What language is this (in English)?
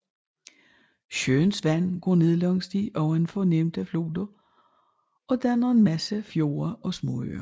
Danish